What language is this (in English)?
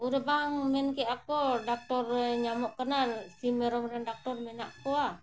Santali